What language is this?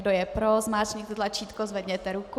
Czech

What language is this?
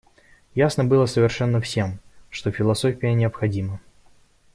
Russian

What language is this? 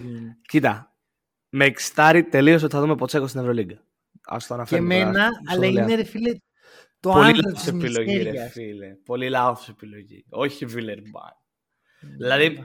Greek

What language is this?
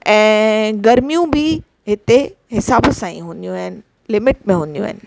Sindhi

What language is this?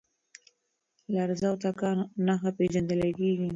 Pashto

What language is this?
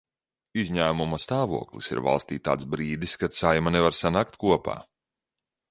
Latvian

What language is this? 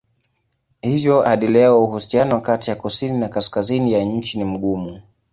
Swahili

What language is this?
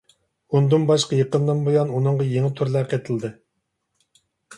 Uyghur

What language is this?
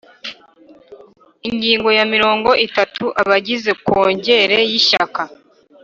Kinyarwanda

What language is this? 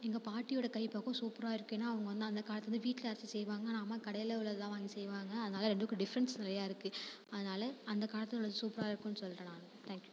Tamil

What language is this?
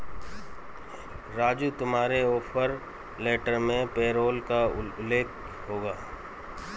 Hindi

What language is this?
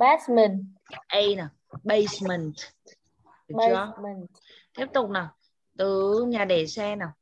Vietnamese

